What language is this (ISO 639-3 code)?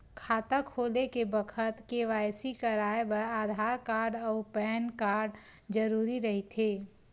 hne